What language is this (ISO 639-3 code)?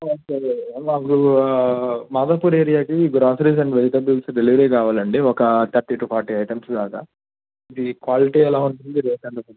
tel